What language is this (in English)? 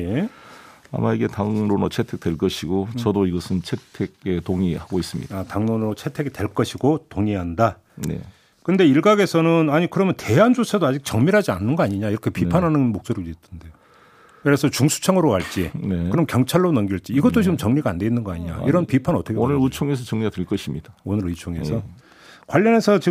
Korean